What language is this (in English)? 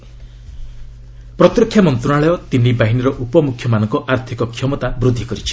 Odia